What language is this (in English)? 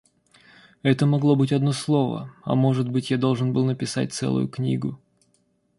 Russian